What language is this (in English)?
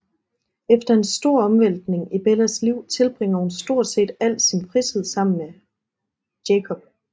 Danish